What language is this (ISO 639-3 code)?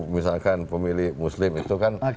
ind